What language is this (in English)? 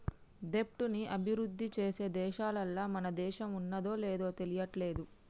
Telugu